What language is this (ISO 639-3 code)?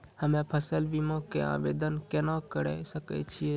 mai